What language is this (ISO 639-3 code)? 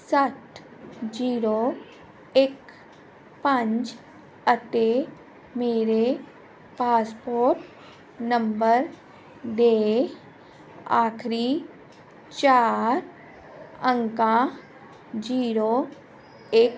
pan